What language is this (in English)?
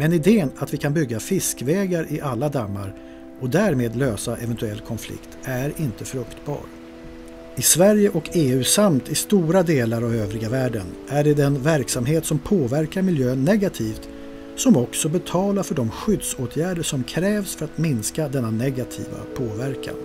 Swedish